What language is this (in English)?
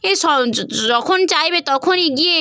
Bangla